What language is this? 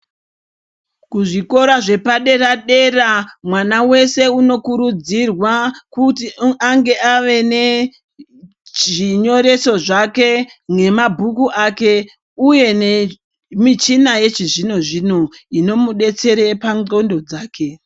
Ndau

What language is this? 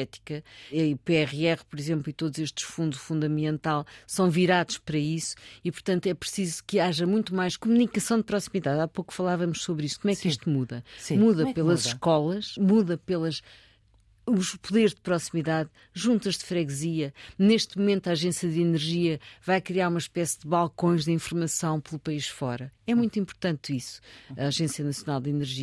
Portuguese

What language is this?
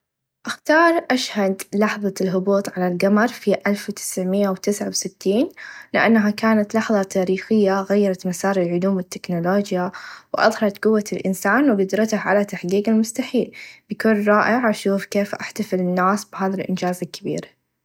Najdi Arabic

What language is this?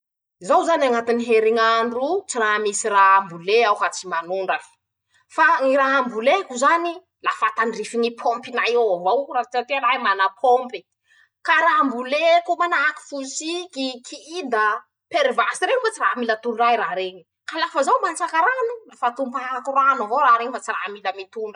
Masikoro Malagasy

